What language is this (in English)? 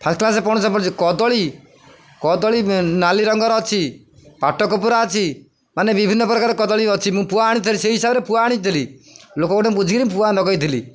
Odia